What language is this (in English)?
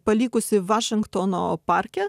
Lithuanian